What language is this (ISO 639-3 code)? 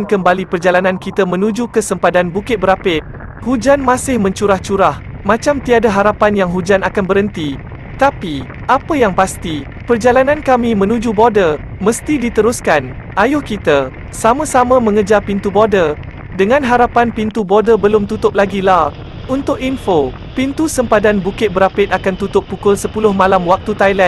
msa